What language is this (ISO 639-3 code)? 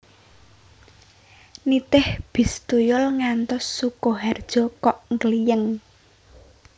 jav